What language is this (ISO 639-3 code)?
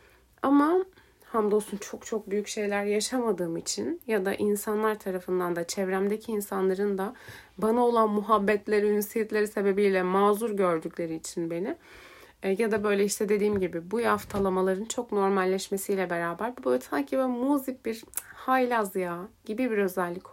tur